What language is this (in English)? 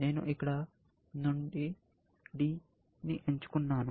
Telugu